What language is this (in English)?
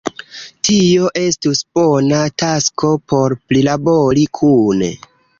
Esperanto